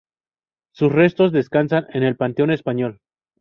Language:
Spanish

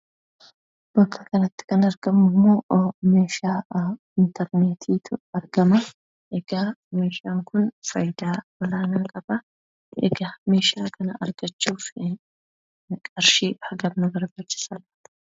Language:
Oromo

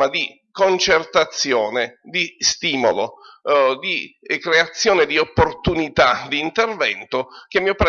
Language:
Italian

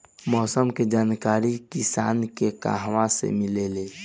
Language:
Bhojpuri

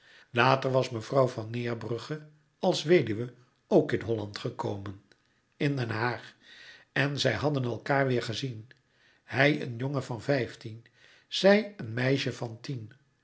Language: Dutch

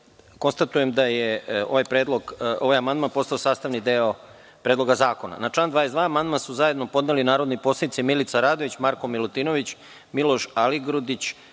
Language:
Serbian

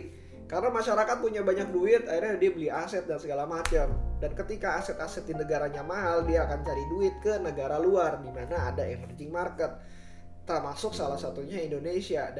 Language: Indonesian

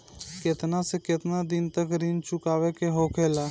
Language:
Bhojpuri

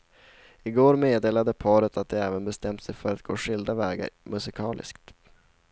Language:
Swedish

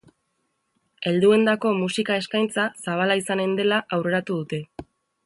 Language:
Basque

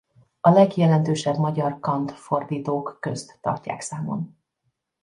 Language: Hungarian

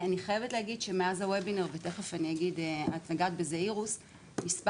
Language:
Hebrew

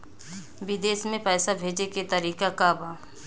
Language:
Bhojpuri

